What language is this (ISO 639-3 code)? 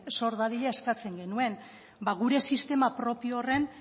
eus